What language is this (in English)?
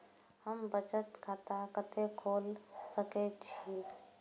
Maithili